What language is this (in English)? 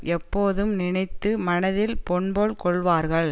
Tamil